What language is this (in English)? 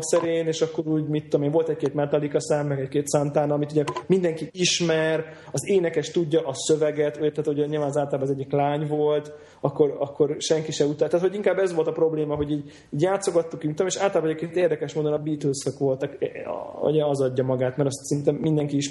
Hungarian